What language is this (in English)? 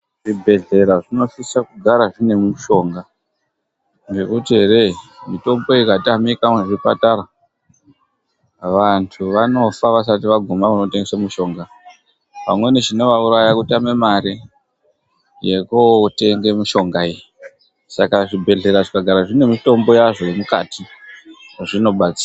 Ndau